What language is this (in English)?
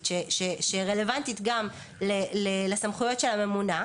Hebrew